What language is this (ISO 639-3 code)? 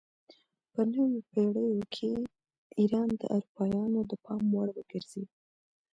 pus